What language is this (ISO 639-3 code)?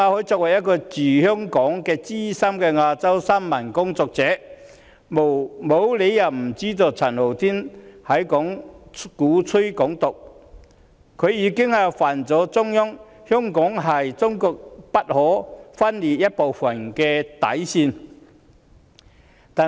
yue